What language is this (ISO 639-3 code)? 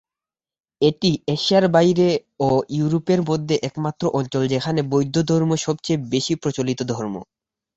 ben